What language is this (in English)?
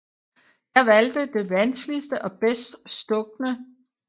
Danish